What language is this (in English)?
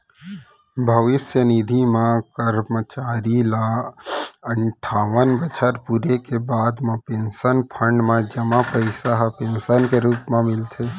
Chhattisgarhi